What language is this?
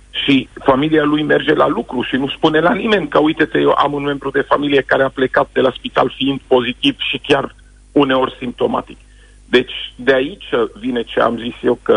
Romanian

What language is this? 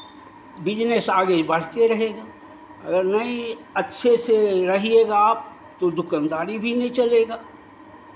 Hindi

